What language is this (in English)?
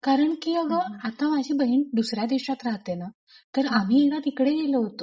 Marathi